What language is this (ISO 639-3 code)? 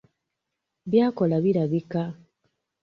lug